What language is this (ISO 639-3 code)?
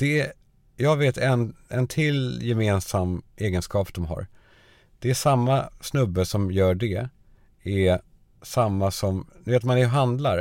swe